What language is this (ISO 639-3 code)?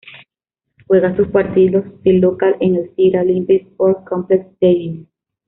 spa